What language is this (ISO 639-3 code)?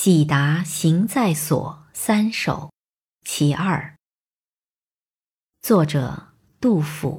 zho